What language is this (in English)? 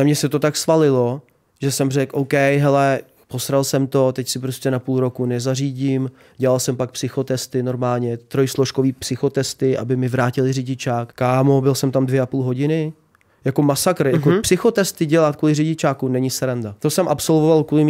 Czech